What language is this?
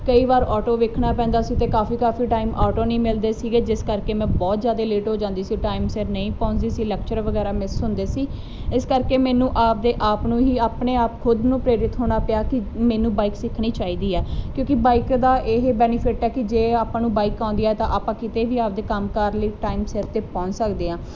Punjabi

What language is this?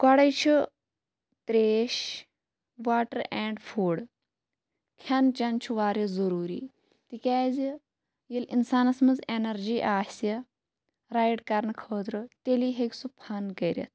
Kashmiri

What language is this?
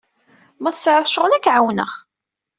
Kabyle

